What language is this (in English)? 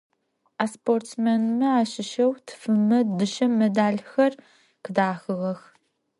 Adyghe